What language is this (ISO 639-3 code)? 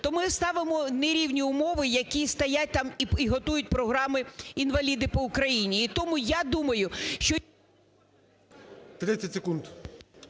ukr